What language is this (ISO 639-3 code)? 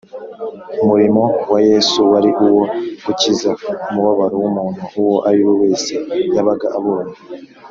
kin